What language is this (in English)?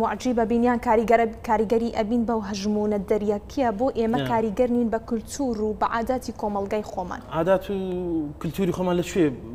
Arabic